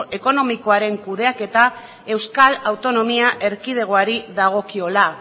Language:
Basque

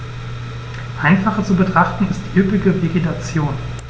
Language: German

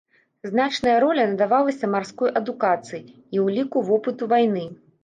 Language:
Belarusian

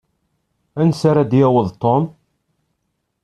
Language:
Kabyle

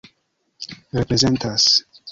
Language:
Esperanto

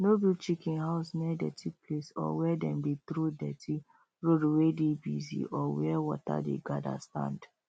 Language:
Nigerian Pidgin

